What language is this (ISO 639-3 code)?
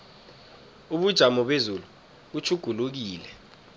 nbl